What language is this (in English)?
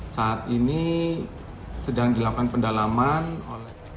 Indonesian